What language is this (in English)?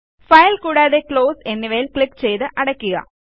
Malayalam